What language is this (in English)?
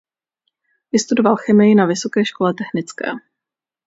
Czech